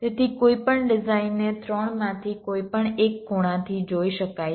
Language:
Gujarati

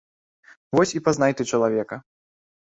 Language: Belarusian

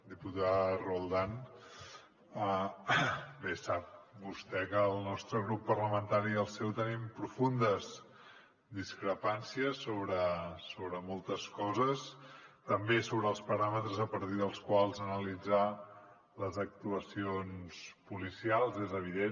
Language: Catalan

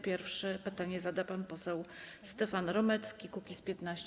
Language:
Polish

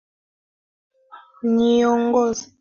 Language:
Swahili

